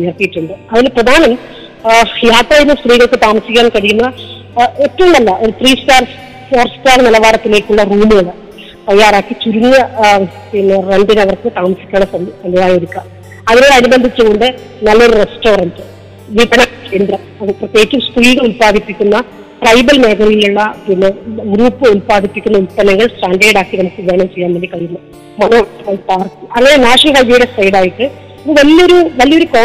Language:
Malayalam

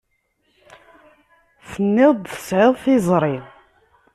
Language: Kabyle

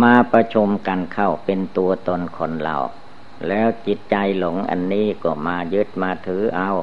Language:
Thai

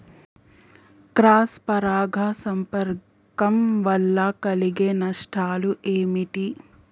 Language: Telugu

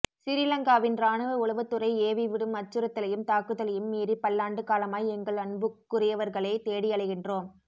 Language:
Tamil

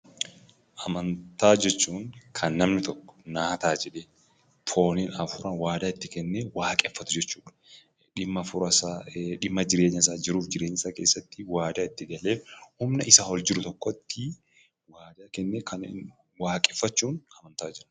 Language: Oromo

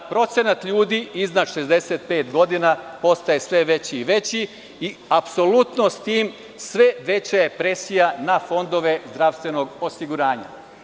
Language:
Serbian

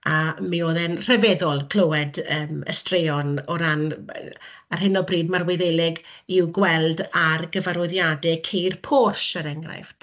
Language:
Welsh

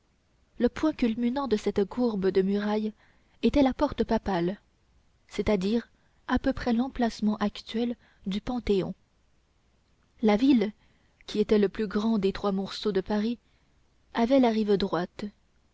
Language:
French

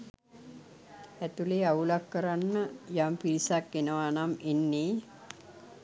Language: Sinhala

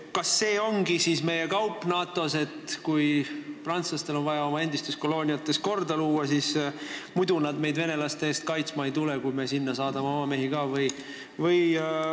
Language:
Estonian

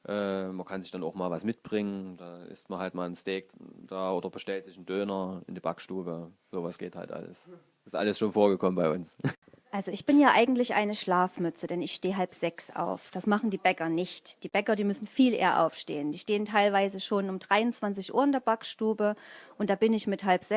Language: German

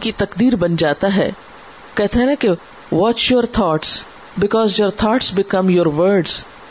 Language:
Urdu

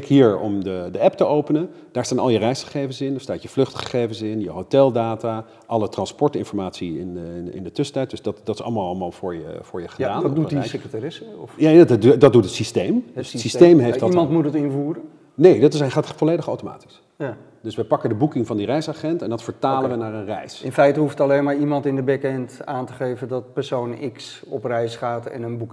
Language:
Dutch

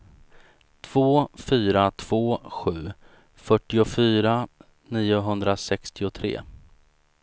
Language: Swedish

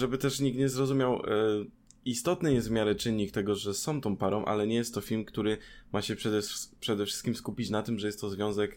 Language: Polish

